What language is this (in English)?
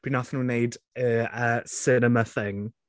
Welsh